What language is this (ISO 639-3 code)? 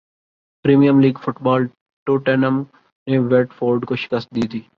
urd